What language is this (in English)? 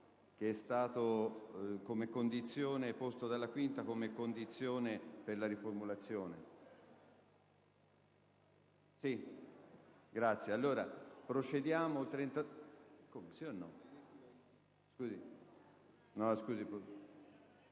Italian